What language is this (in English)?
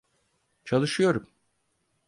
Turkish